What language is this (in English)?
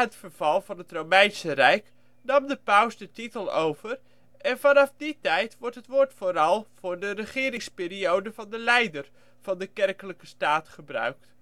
Dutch